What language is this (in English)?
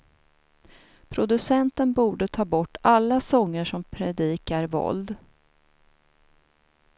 Swedish